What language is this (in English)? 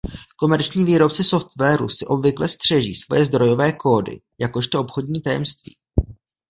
Czech